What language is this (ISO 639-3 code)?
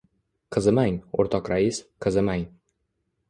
uzb